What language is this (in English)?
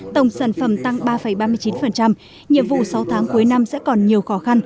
Vietnamese